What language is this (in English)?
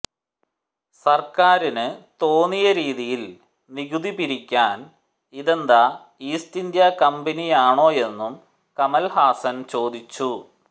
Malayalam